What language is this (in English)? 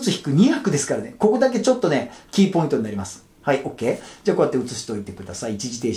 Japanese